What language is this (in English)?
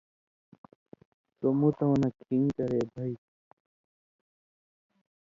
Indus Kohistani